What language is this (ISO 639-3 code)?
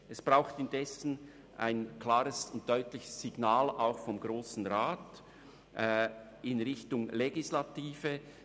gsw